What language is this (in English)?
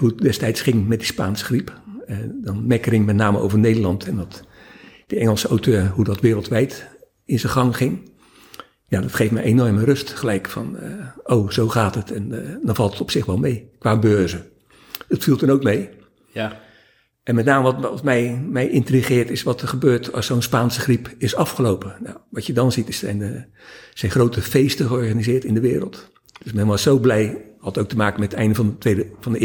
Dutch